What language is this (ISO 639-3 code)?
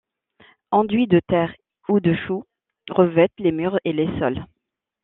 fra